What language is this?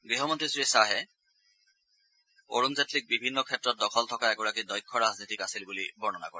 Assamese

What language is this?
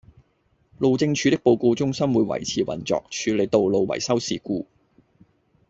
Cantonese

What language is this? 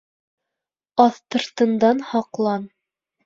Bashkir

